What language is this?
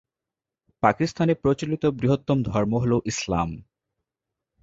Bangla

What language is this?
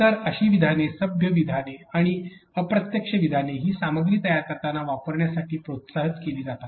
Marathi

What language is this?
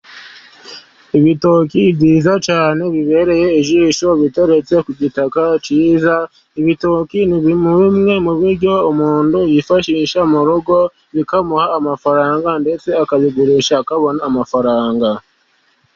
Kinyarwanda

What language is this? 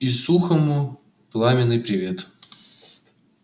Russian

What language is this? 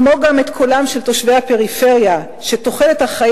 Hebrew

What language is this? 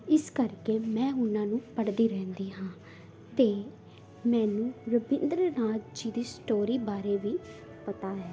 Punjabi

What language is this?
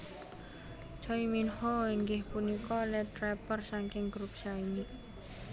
Javanese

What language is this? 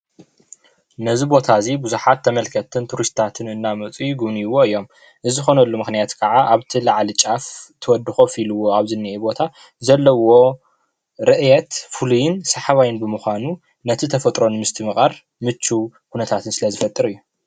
Tigrinya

